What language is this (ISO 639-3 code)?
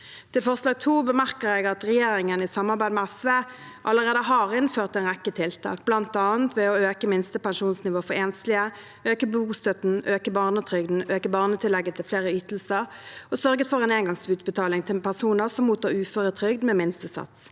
nor